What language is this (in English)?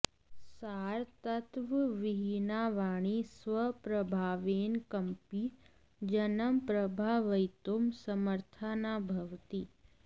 Sanskrit